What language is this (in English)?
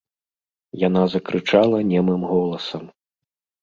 Belarusian